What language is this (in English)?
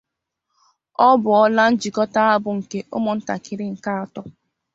Igbo